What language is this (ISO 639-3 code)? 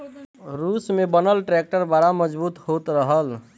bho